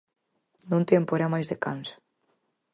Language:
Galician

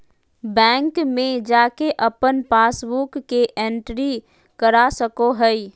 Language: Magahi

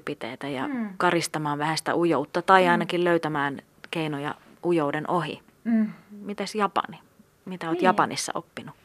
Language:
Finnish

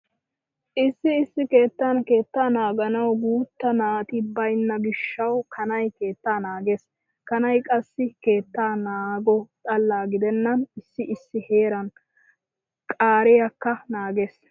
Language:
Wolaytta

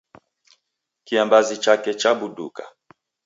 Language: Taita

